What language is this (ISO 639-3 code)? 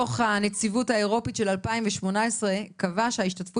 heb